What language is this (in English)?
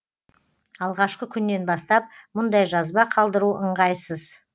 Kazakh